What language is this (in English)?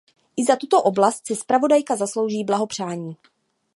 Czech